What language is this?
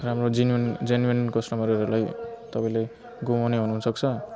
Nepali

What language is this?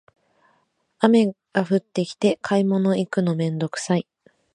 Japanese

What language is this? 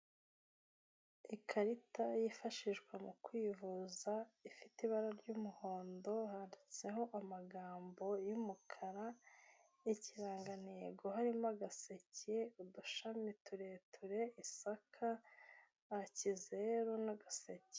Kinyarwanda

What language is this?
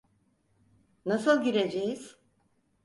Turkish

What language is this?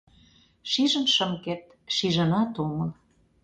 Mari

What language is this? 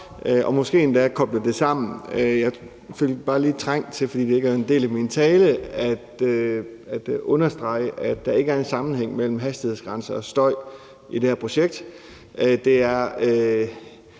Danish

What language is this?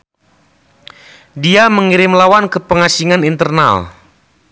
Sundanese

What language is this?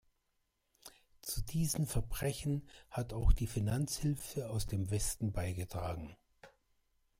German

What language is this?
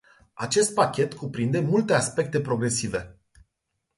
Romanian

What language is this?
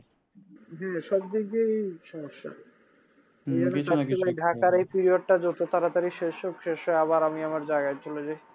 Bangla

